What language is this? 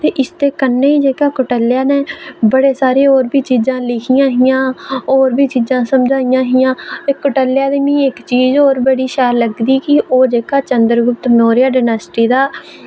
Dogri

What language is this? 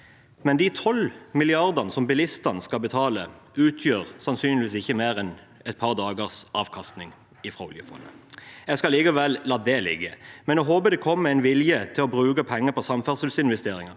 Norwegian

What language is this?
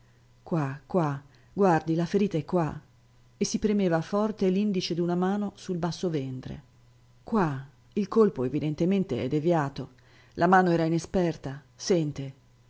Italian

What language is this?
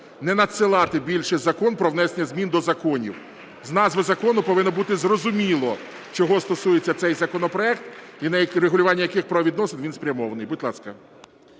Ukrainian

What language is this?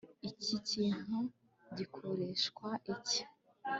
Kinyarwanda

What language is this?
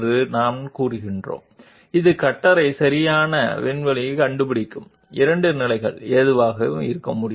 Telugu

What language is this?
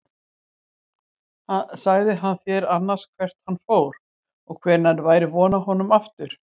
Icelandic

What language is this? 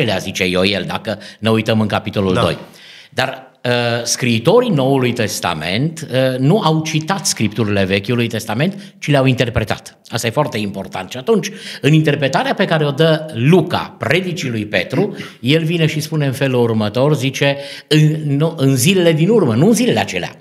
Romanian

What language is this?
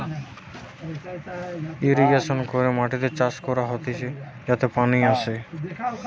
Bangla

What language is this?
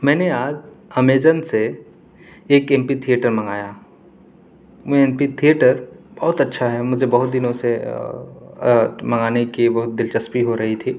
Urdu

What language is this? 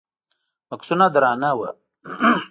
Pashto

